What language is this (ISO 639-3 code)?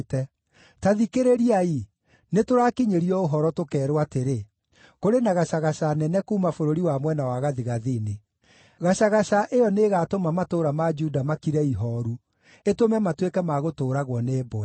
kik